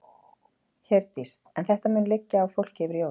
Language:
Icelandic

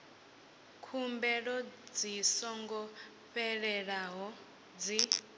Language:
Venda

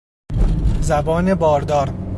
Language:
Persian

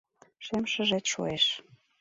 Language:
Mari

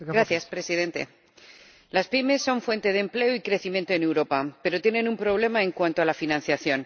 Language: Spanish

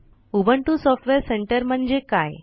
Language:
Marathi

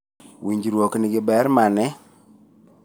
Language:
Luo (Kenya and Tanzania)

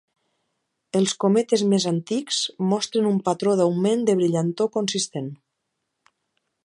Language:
Catalan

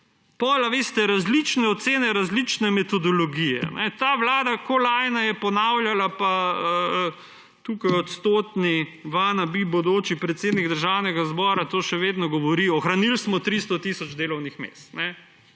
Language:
Slovenian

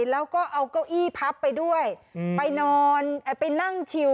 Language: Thai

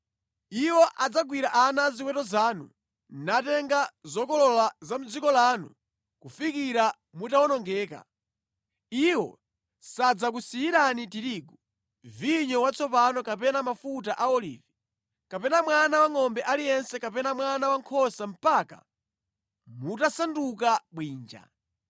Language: Nyanja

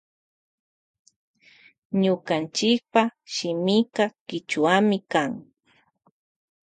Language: Loja Highland Quichua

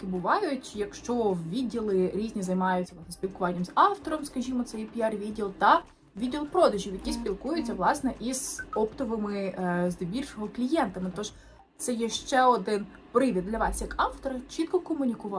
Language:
Ukrainian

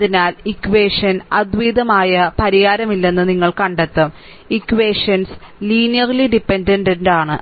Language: Malayalam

